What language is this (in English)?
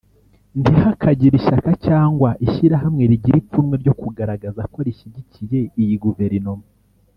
Kinyarwanda